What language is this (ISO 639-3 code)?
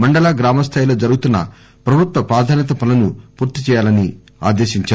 tel